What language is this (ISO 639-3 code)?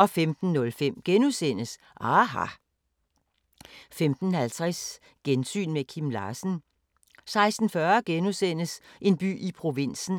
dan